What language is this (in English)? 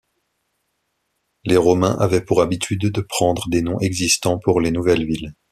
French